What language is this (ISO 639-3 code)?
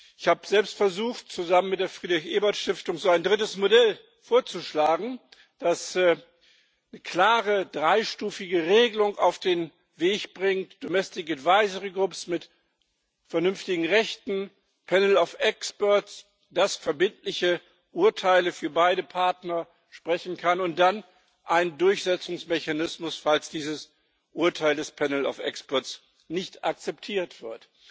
deu